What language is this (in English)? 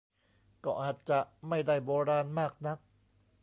Thai